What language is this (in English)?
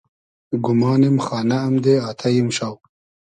Hazaragi